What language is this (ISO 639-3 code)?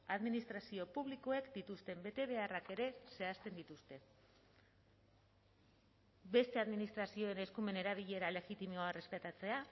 eus